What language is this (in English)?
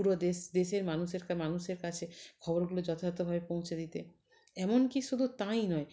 Bangla